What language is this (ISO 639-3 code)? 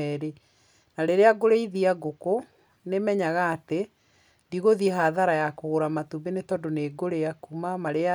kik